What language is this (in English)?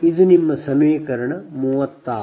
Kannada